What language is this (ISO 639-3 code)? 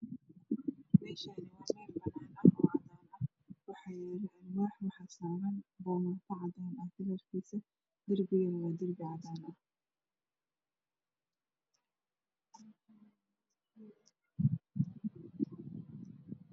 som